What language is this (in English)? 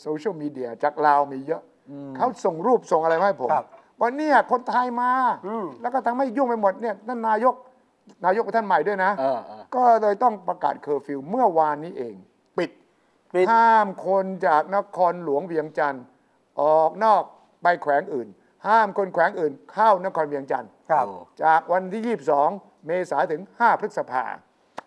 Thai